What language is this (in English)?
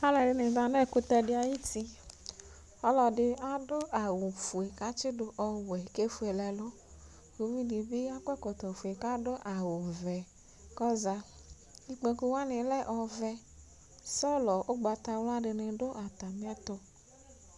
Ikposo